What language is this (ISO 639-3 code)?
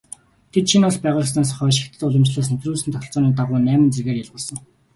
mon